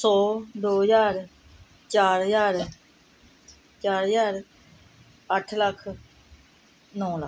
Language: Punjabi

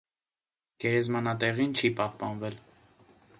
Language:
Armenian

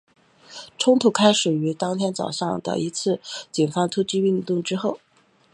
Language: Chinese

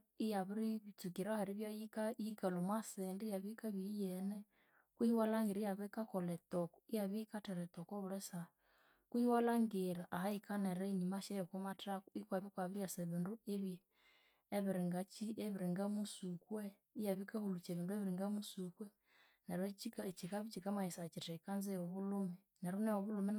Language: Konzo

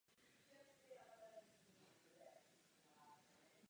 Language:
Czech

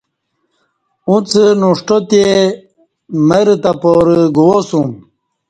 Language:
Kati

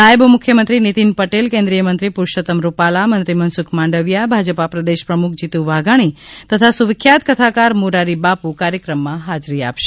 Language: Gujarati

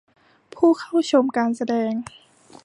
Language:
Thai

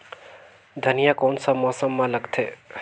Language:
Chhattisgarhi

